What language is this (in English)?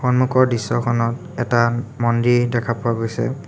Assamese